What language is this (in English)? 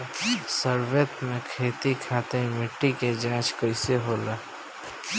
Bhojpuri